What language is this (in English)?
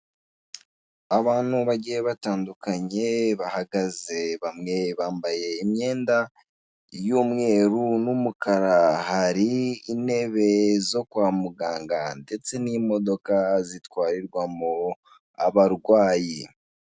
Kinyarwanda